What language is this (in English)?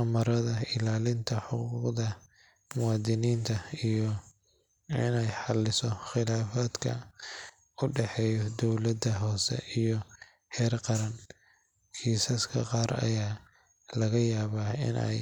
Somali